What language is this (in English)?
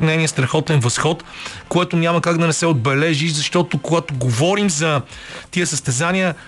Bulgarian